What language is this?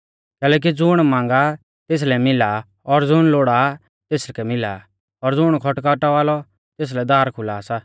Mahasu Pahari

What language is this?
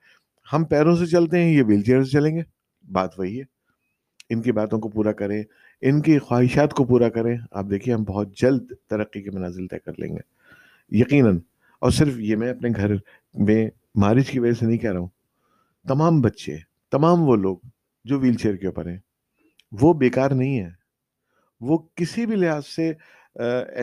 Urdu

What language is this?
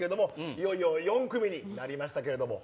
Japanese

